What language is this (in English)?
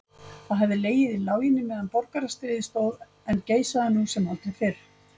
Icelandic